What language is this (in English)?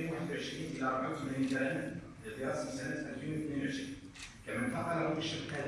Arabic